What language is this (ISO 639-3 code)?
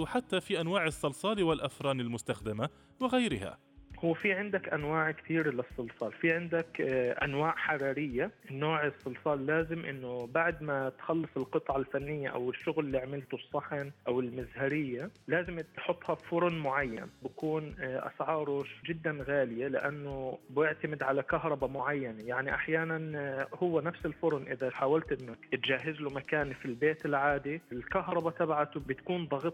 ara